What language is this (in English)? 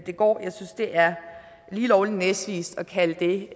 Danish